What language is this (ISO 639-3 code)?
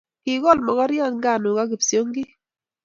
kln